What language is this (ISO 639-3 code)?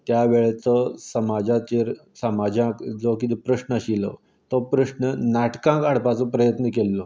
kok